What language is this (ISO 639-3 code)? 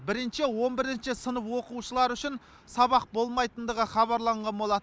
kaz